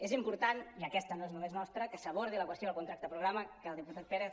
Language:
Catalan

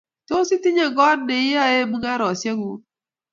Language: Kalenjin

